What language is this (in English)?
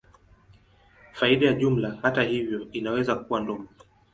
Swahili